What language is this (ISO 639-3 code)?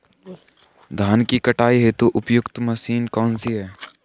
hin